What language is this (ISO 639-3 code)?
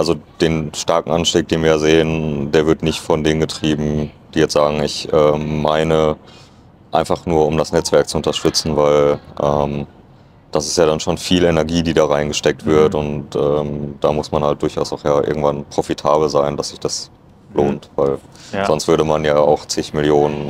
deu